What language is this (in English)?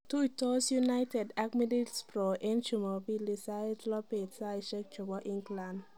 Kalenjin